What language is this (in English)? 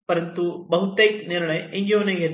Marathi